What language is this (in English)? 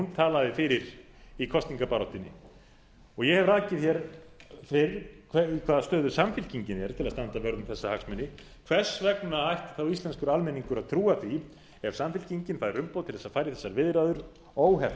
Icelandic